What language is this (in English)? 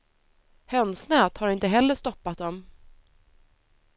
Swedish